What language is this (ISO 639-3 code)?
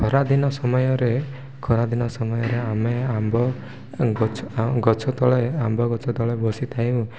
ori